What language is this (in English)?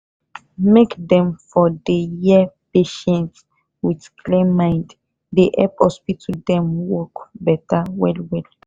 Nigerian Pidgin